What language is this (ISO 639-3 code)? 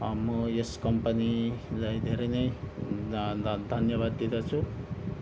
nep